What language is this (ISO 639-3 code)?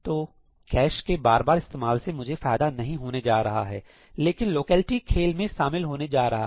hin